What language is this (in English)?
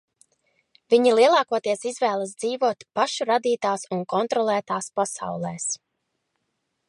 Latvian